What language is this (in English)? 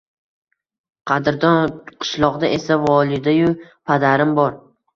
Uzbek